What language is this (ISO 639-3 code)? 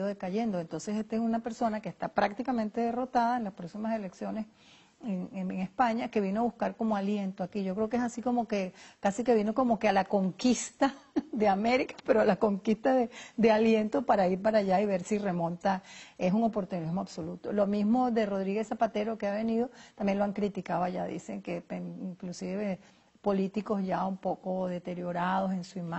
spa